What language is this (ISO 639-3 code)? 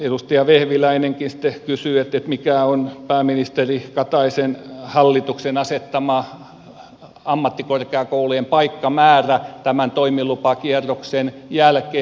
fin